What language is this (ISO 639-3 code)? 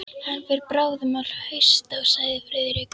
isl